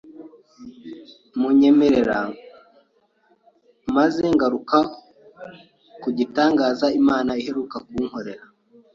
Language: Kinyarwanda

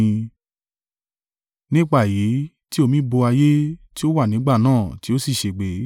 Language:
Yoruba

